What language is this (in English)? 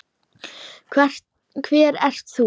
Icelandic